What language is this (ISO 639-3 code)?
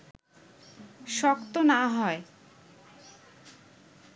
ben